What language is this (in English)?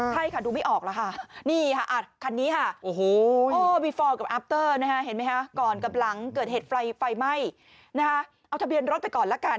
Thai